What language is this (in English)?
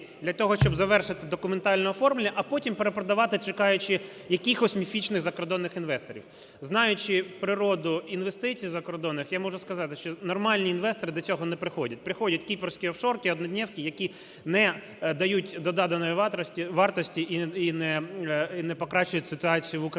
Ukrainian